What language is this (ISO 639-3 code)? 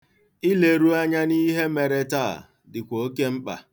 ibo